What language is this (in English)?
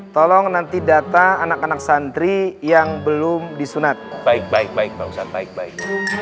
Indonesian